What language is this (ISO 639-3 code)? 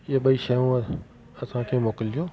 snd